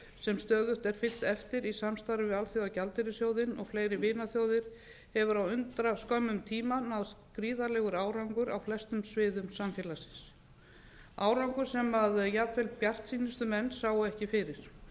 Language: Icelandic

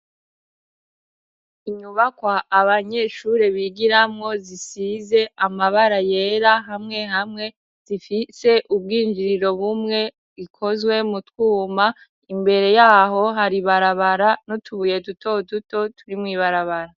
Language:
Rundi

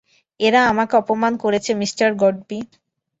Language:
Bangla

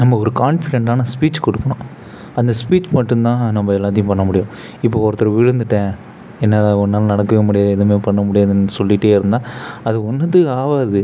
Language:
Tamil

